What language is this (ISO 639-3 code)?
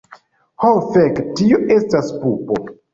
epo